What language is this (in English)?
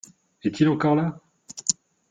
French